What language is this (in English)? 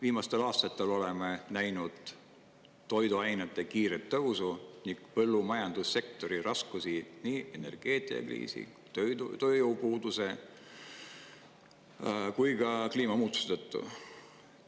Estonian